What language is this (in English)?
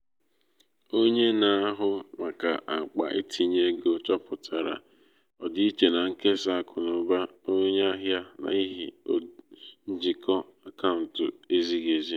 Igbo